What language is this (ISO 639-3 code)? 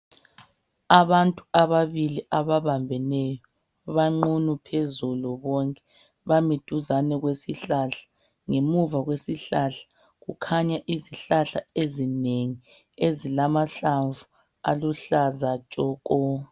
nde